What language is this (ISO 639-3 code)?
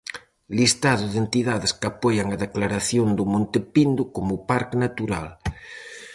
glg